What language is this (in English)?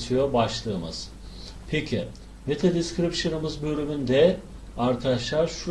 Turkish